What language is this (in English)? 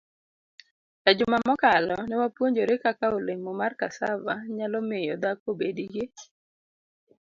Luo (Kenya and Tanzania)